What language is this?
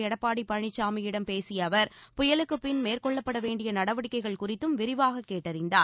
Tamil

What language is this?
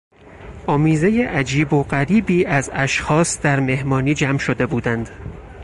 Persian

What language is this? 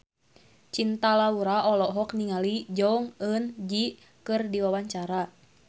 Sundanese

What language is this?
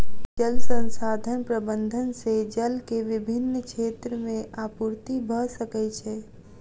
Maithili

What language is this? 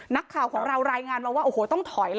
Thai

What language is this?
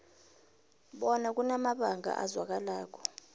South Ndebele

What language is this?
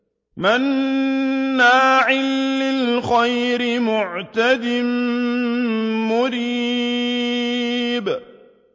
Arabic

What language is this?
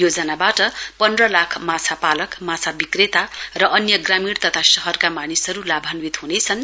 Nepali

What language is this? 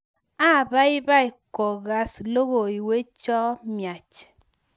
Kalenjin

